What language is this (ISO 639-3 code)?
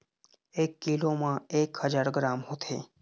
hne